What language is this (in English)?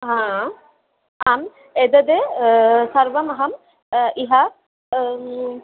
Sanskrit